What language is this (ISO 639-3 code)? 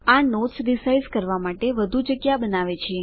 guj